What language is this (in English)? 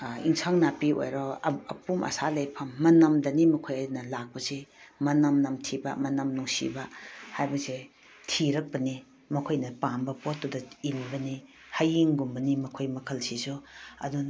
Manipuri